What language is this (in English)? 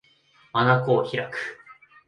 Japanese